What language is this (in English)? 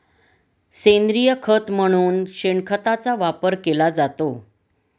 Marathi